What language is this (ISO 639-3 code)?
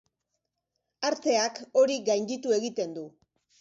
eus